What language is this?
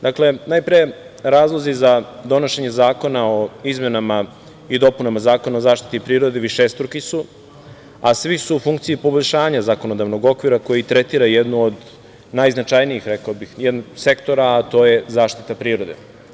Serbian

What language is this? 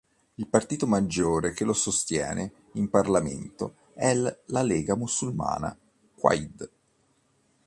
Italian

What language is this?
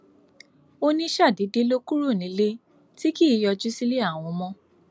Yoruba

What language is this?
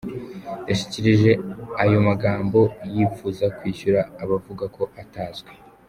Kinyarwanda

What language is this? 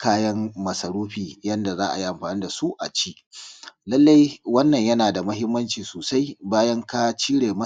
Hausa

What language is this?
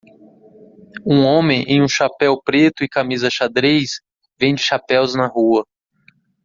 Portuguese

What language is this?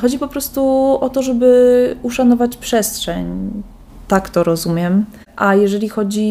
Polish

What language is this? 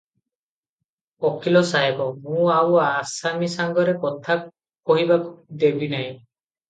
Odia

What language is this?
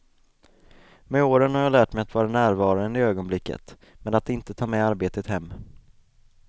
Swedish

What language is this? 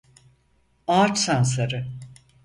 Turkish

